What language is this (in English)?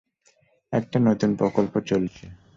Bangla